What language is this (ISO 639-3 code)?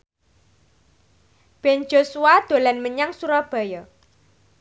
jav